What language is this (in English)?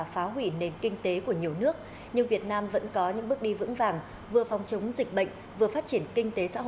Vietnamese